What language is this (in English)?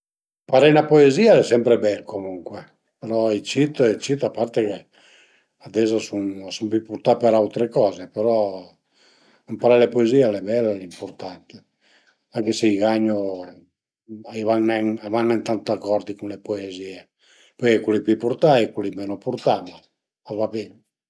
Piedmontese